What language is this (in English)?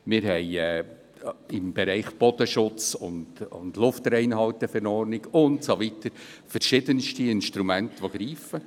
Swiss German